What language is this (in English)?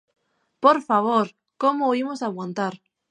Galician